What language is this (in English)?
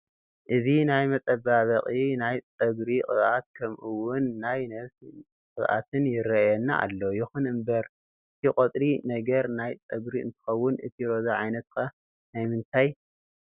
Tigrinya